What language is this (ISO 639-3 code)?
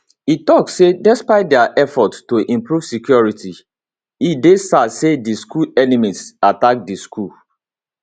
pcm